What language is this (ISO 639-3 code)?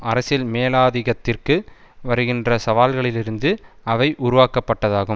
tam